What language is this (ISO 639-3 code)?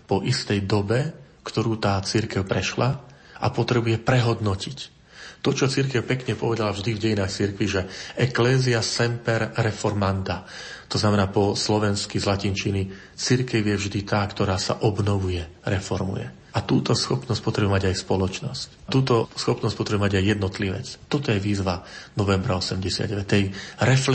slk